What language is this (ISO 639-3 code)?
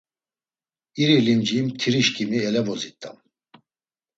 lzz